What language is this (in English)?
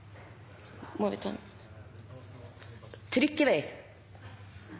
Norwegian Nynorsk